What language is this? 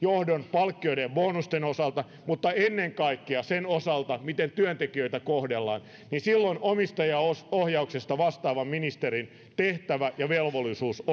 Finnish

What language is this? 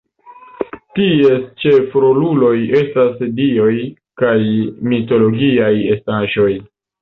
Esperanto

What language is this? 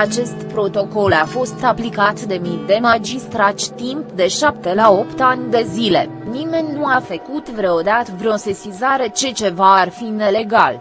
Romanian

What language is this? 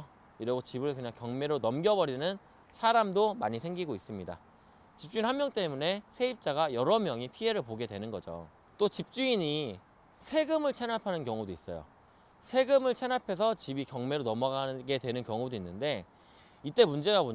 Korean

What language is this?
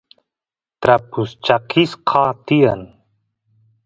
Santiago del Estero Quichua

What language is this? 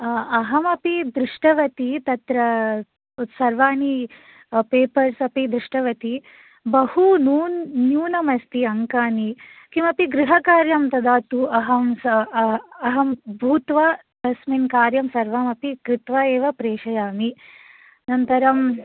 Sanskrit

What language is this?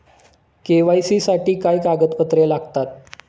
Marathi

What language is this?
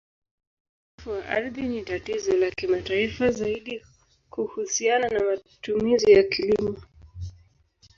Swahili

